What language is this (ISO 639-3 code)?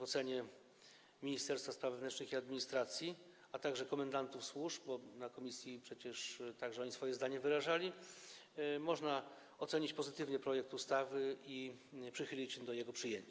pol